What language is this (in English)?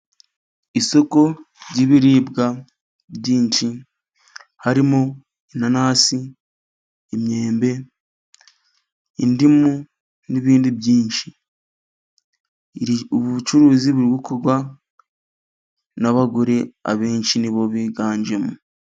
Kinyarwanda